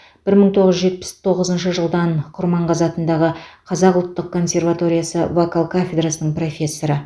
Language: Kazakh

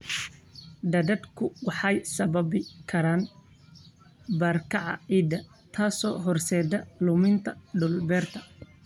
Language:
Somali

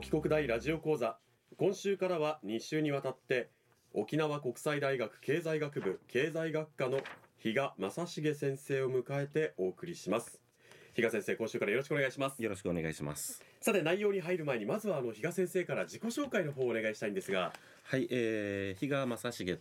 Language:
Japanese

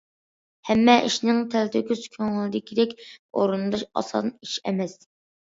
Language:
Uyghur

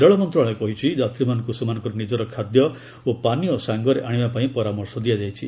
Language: Odia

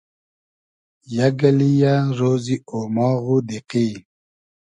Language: Hazaragi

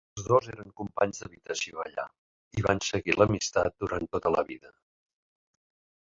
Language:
Catalan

